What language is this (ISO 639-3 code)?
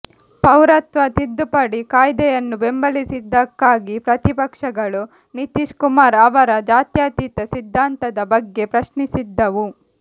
kan